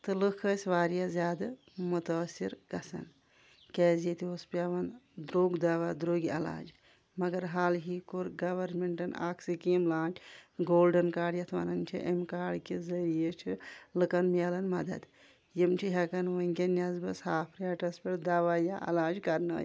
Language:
Kashmiri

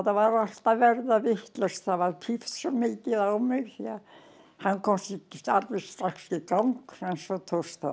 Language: Icelandic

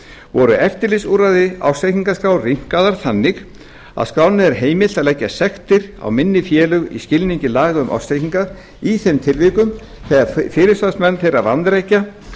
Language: Icelandic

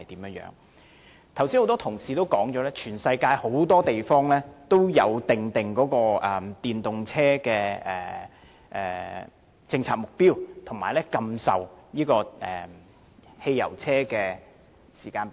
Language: Cantonese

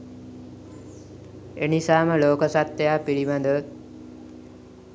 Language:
Sinhala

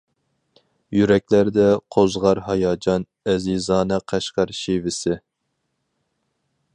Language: Uyghur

